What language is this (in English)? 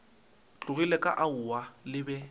Northern Sotho